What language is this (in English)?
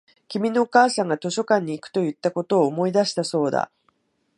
Japanese